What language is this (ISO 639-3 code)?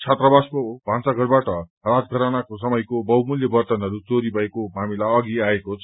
nep